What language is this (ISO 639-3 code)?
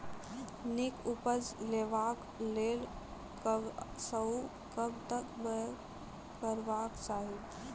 mai